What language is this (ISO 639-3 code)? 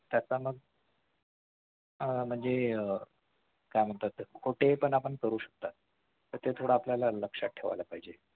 mar